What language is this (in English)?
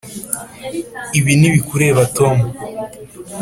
Kinyarwanda